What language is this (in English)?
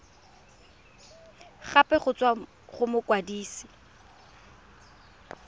Tswana